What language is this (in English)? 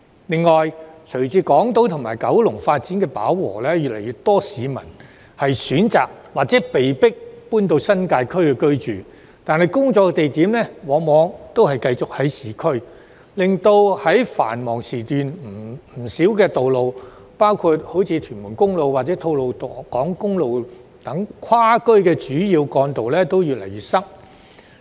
Cantonese